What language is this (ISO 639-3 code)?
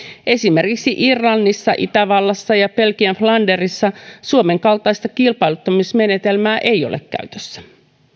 fin